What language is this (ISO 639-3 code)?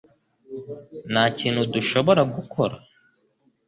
kin